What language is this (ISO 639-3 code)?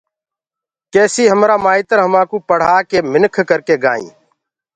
ggg